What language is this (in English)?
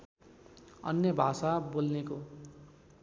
Nepali